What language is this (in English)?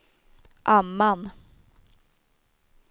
Swedish